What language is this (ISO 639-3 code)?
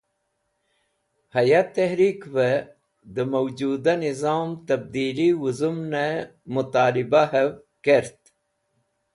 wbl